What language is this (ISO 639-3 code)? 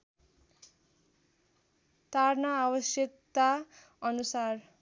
nep